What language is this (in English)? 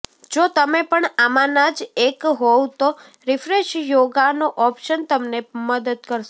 Gujarati